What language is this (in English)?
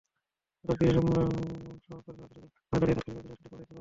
Bangla